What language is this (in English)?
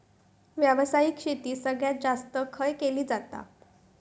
Marathi